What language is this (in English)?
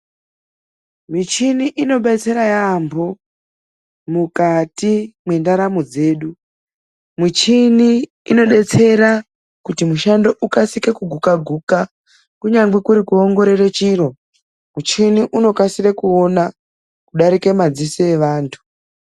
Ndau